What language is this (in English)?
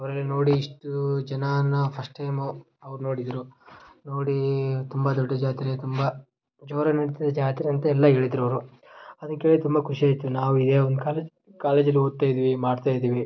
Kannada